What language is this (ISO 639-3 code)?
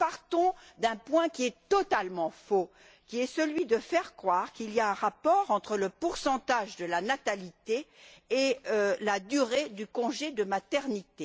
fra